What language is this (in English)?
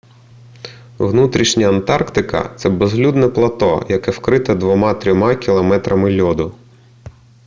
Ukrainian